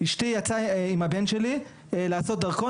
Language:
Hebrew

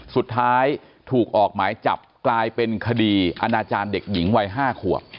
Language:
Thai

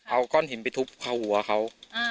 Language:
Thai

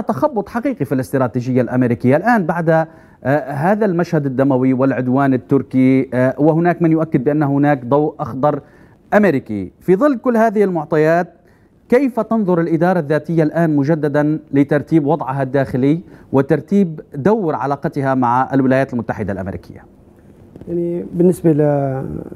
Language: Arabic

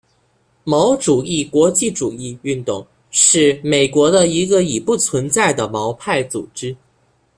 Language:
Chinese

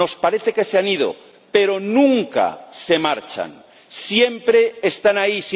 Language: Spanish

